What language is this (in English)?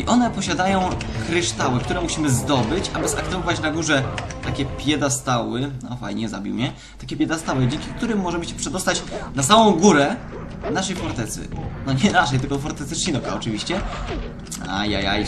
Polish